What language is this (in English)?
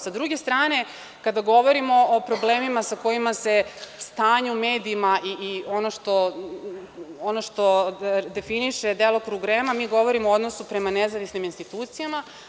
Serbian